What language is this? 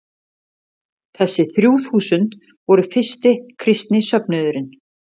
Icelandic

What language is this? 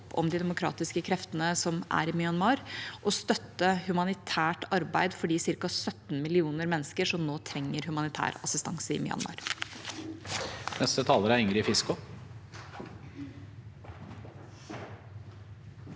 Norwegian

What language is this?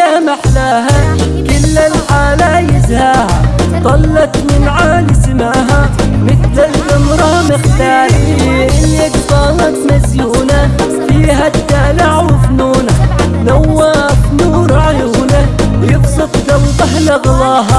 Arabic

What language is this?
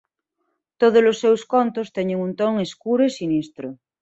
Galician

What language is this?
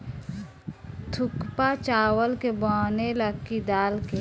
Bhojpuri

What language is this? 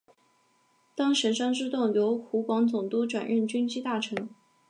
Chinese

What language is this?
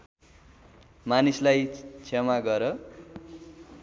Nepali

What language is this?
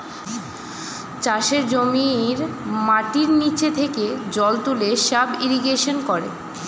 Bangla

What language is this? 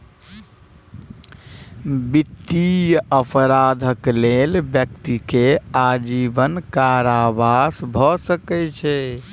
Maithili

